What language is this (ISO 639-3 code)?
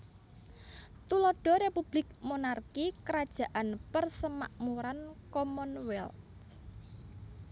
jav